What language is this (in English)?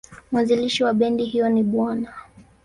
Swahili